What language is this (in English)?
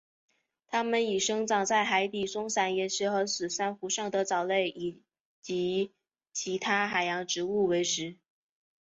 Chinese